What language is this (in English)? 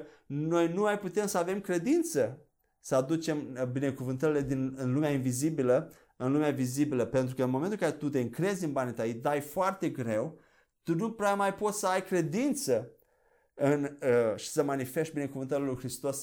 Romanian